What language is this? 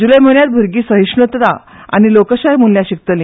Konkani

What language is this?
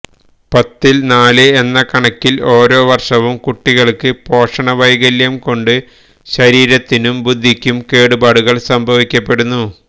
Malayalam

